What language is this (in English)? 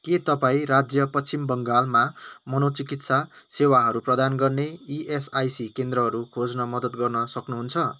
Nepali